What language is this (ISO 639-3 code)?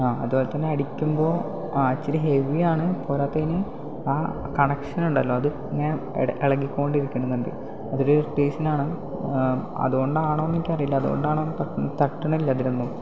mal